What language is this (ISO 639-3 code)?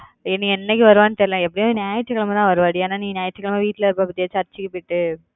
tam